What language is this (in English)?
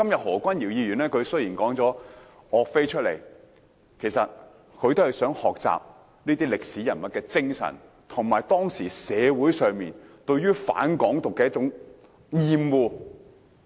Cantonese